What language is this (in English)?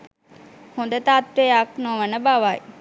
Sinhala